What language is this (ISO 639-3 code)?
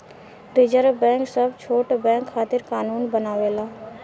bho